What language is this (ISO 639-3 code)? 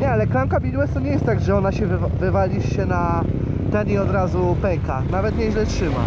pol